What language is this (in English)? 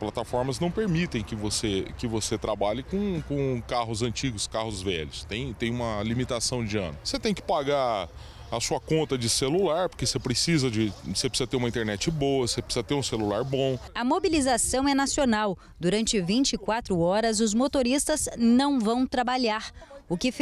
Portuguese